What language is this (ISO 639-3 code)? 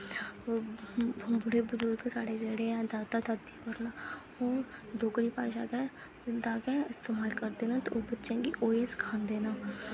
doi